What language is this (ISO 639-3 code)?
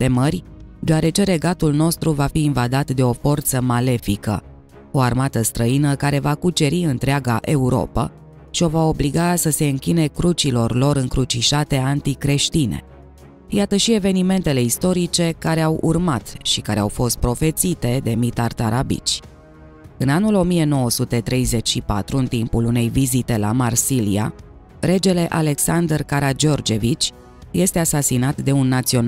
ron